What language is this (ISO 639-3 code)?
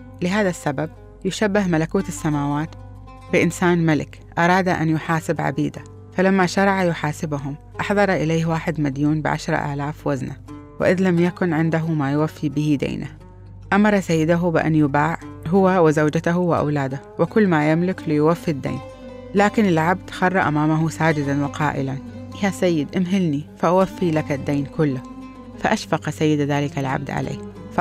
ara